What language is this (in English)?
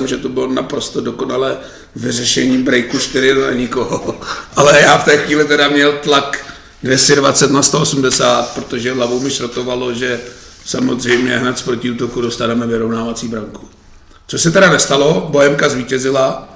Czech